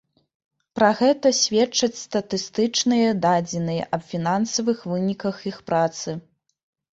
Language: Belarusian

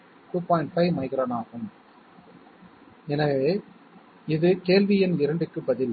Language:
Tamil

